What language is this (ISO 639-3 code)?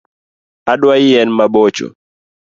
luo